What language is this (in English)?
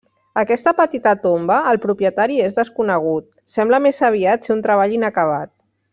Catalan